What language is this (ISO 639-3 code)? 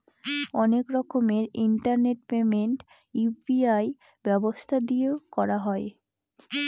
ben